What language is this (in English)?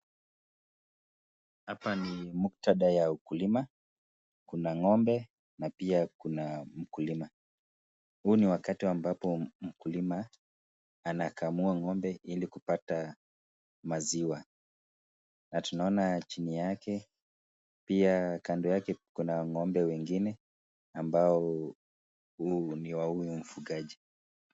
Swahili